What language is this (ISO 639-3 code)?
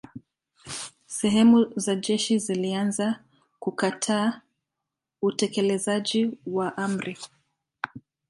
swa